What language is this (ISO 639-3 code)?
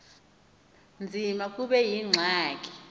xho